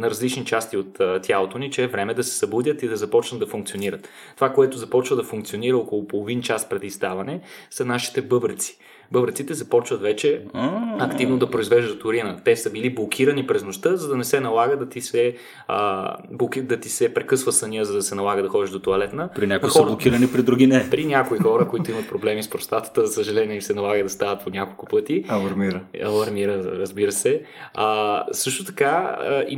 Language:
Bulgarian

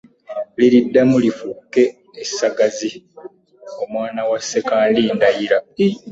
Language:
Ganda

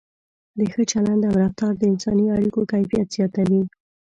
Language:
Pashto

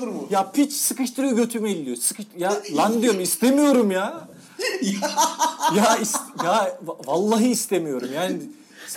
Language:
Turkish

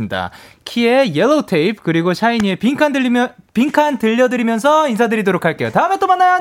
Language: Korean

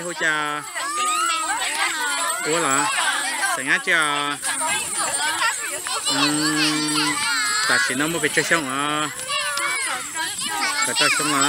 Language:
Thai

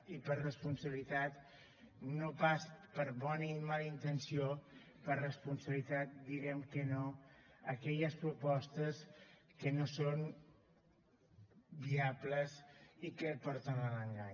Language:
Catalan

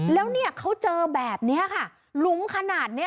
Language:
Thai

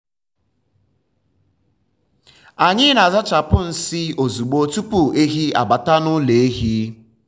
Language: Igbo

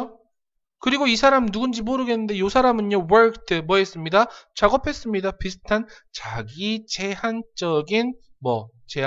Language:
Korean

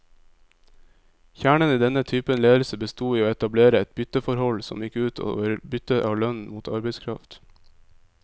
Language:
Norwegian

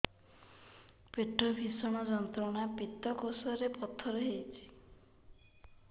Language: Odia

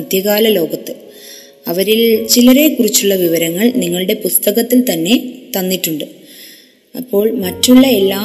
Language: Malayalam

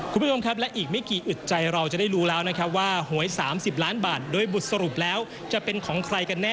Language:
Thai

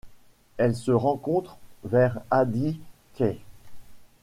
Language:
French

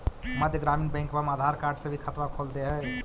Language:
Magahi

